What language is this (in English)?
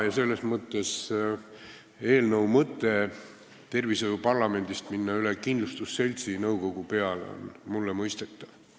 Estonian